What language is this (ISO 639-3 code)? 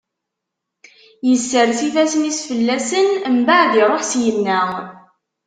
kab